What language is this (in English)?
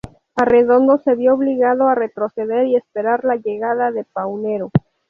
Spanish